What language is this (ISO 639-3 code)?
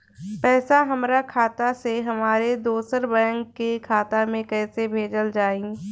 bho